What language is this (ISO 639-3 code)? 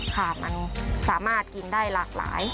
tha